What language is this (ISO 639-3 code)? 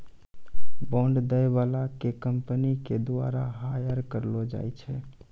mai